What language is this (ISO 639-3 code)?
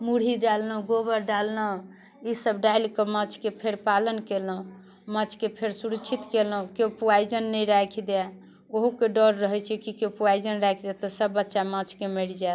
mai